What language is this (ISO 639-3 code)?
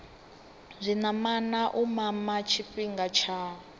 ven